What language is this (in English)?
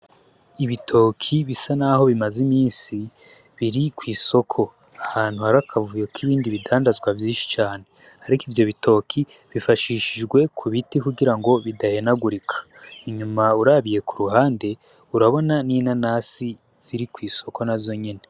Rundi